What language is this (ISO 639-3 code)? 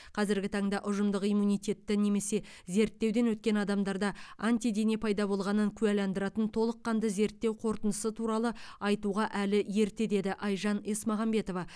kaz